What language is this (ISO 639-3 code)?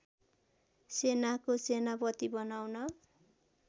nep